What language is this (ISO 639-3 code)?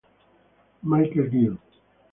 ita